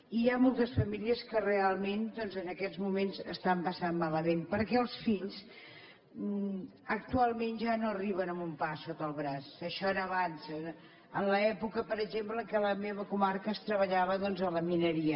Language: Catalan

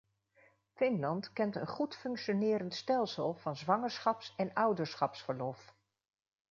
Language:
Dutch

